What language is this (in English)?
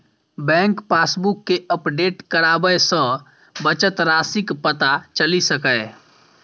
Maithili